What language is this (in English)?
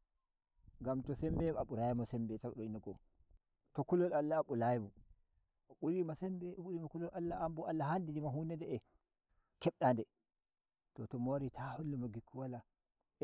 Nigerian Fulfulde